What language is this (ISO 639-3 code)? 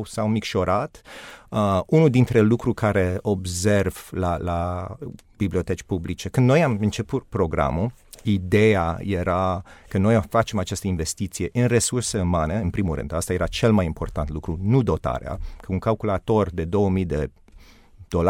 ron